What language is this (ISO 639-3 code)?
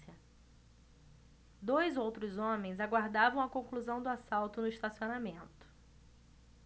por